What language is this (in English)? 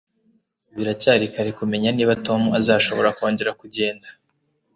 Kinyarwanda